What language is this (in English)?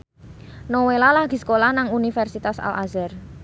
Javanese